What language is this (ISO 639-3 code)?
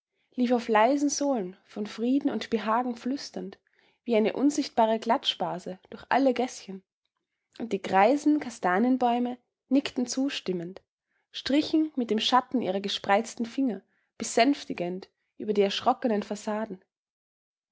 deu